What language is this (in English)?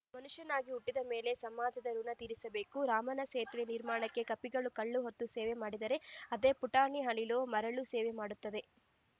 Kannada